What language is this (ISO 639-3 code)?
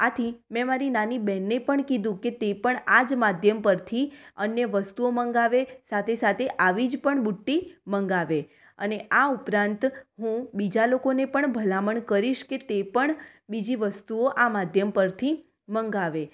guj